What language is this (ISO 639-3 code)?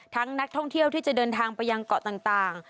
tha